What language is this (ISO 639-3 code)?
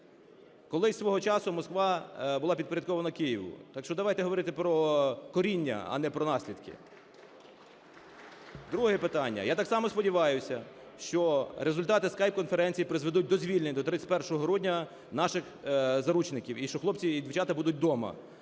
ukr